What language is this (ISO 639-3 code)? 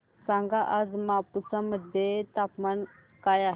mar